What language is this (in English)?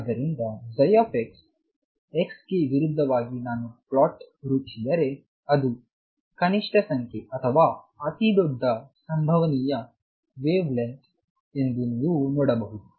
Kannada